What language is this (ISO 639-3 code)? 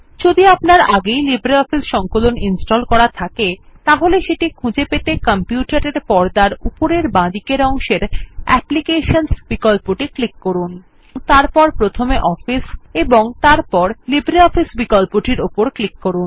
ben